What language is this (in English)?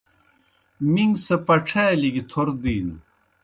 Kohistani Shina